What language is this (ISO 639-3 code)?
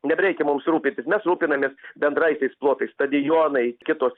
lit